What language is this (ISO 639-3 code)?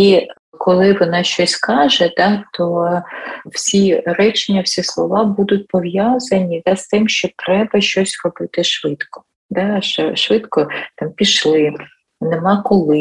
ukr